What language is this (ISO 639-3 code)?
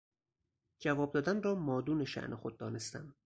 fas